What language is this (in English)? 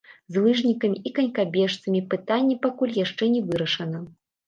Belarusian